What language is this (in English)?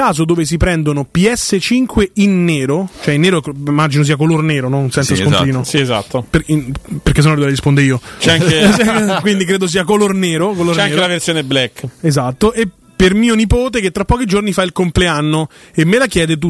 Italian